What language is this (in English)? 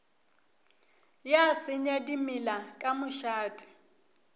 Northern Sotho